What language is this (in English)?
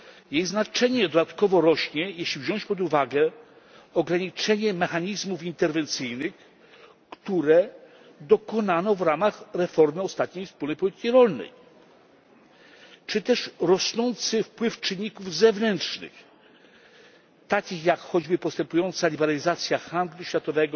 Polish